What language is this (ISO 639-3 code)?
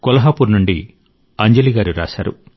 tel